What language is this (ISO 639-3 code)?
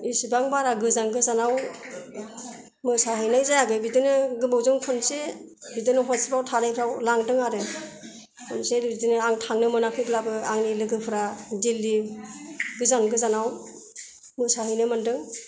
brx